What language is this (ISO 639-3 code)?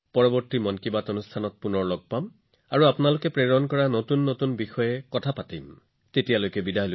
asm